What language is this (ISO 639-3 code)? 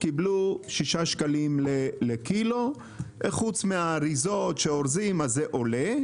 heb